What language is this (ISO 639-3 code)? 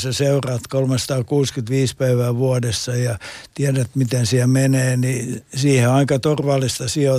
fin